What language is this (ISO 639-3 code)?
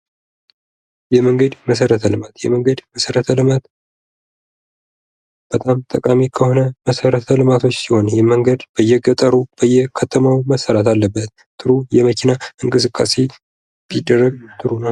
amh